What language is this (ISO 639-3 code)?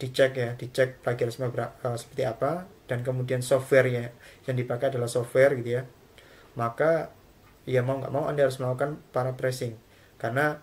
ind